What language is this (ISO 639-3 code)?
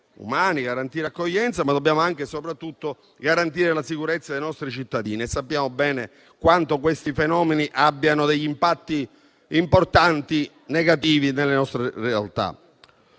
ita